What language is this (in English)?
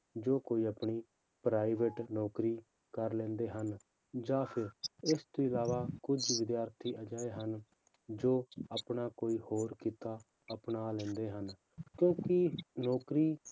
Punjabi